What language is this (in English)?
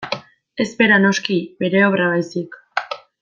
Basque